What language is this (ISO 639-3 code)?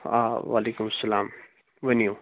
kas